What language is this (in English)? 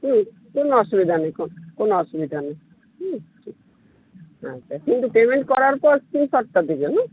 Bangla